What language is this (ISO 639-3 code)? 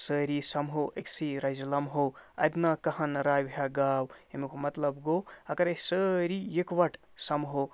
kas